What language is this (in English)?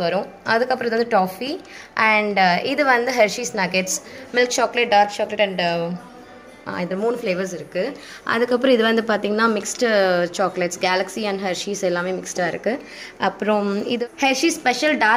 Tamil